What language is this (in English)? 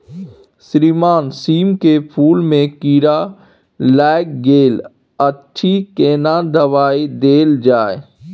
Maithili